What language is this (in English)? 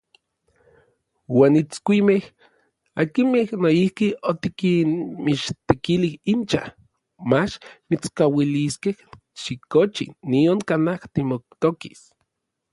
Orizaba Nahuatl